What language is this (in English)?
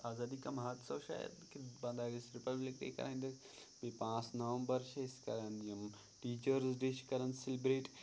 Kashmiri